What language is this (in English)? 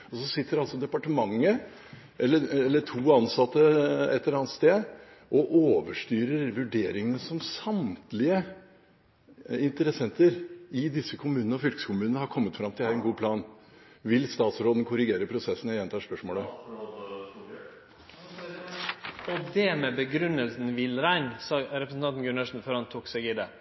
Norwegian